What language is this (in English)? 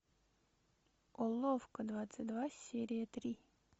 Russian